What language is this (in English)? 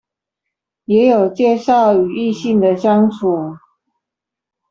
Chinese